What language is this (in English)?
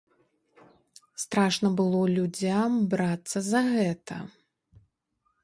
Belarusian